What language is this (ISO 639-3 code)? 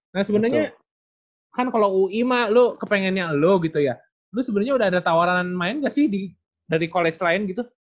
ind